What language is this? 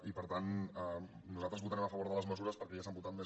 Catalan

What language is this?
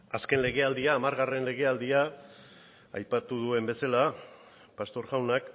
Basque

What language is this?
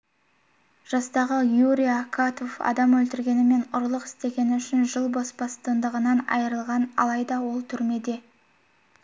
Kazakh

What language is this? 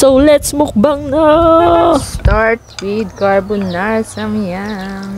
Filipino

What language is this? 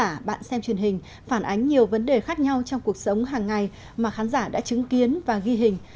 Vietnamese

